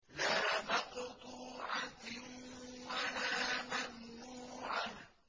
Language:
Arabic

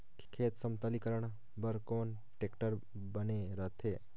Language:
Chhattisgarhi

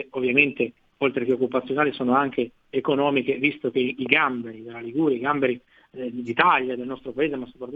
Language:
Italian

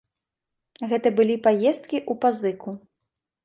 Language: Belarusian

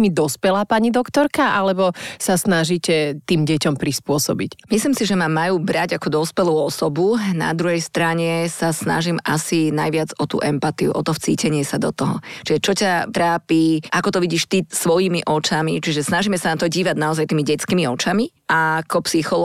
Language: Slovak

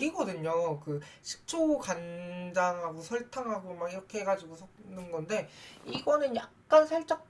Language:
Korean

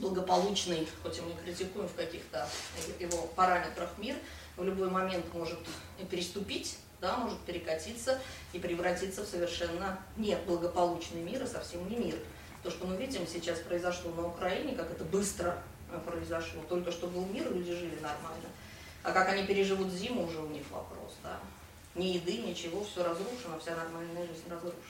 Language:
Russian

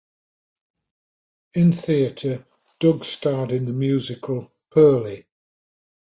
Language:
English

